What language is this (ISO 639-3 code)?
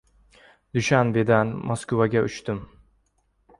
uzb